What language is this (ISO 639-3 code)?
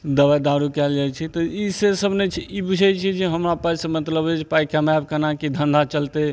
mai